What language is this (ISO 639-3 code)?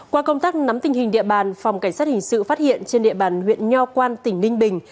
vie